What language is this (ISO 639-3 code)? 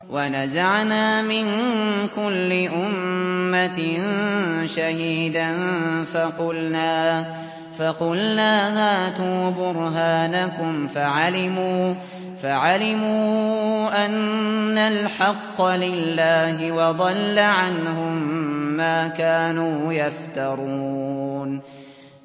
ara